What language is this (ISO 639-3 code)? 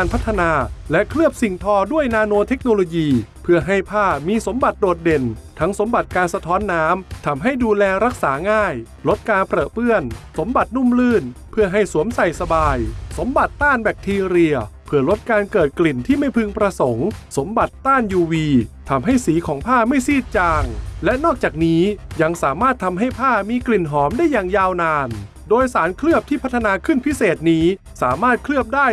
tha